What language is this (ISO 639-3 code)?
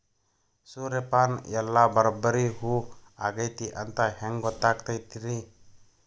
kan